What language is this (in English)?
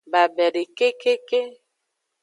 Aja (Benin)